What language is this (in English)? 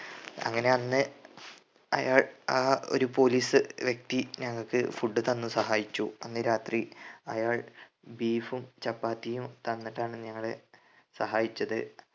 Malayalam